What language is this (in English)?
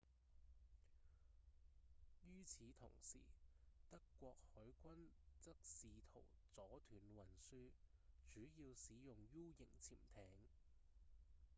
Cantonese